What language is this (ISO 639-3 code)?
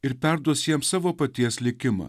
lit